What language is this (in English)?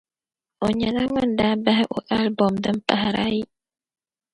Dagbani